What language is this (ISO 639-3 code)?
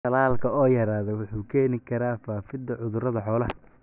som